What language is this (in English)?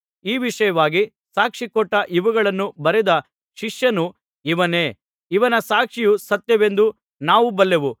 Kannada